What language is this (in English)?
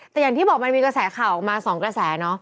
Thai